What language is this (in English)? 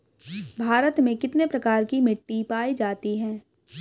Hindi